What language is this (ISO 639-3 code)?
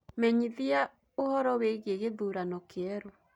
kik